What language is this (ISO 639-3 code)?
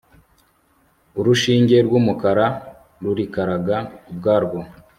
kin